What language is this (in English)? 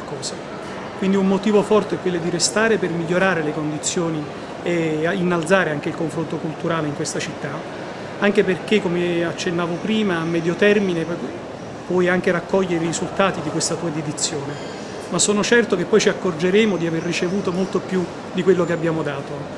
Italian